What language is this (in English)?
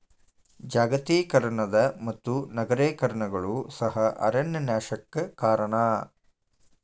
Kannada